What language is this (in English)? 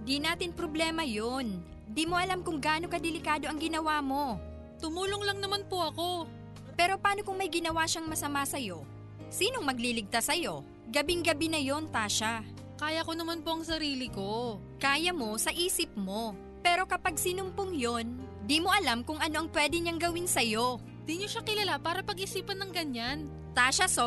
Filipino